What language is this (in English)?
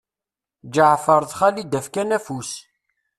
Kabyle